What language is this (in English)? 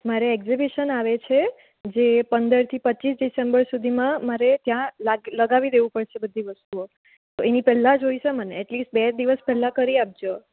Gujarati